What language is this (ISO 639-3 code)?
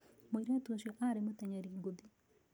kik